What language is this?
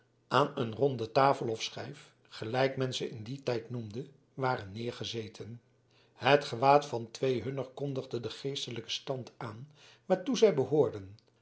Dutch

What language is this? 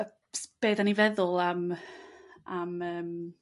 Welsh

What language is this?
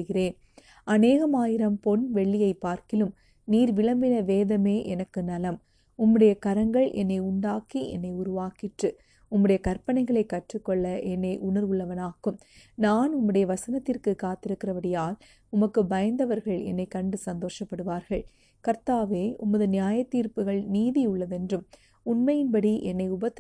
Tamil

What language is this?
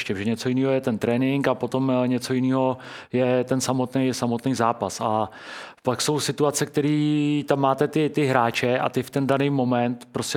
Czech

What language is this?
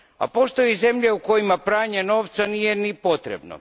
Croatian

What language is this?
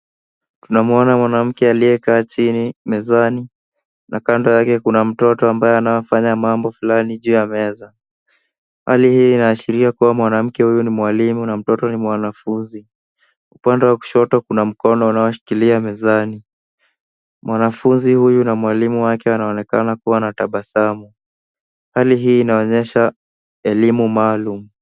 Swahili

